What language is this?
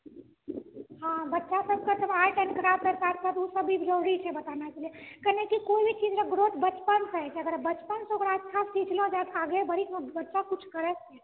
Maithili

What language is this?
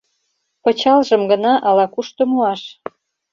Mari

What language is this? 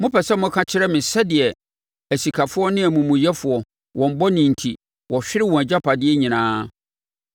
Akan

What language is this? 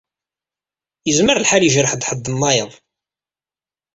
Kabyle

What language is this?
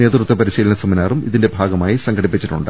Malayalam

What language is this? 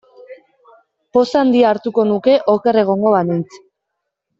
Basque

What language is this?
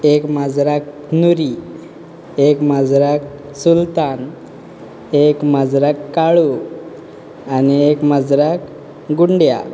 Konkani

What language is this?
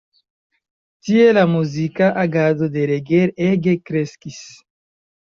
Esperanto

